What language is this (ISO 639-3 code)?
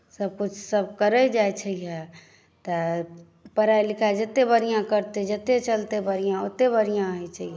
mai